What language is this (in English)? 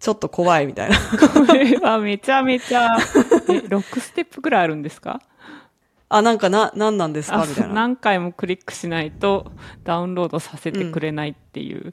Japanese